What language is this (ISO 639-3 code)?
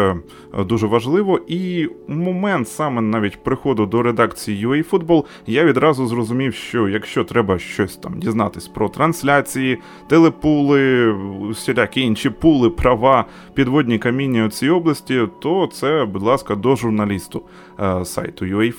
ukr